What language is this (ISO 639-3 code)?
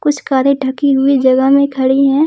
hin